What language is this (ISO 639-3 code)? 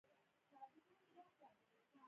pus